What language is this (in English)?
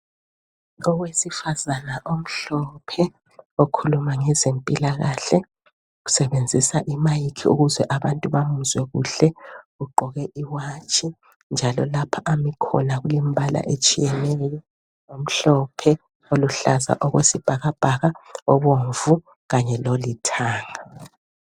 North Ndebele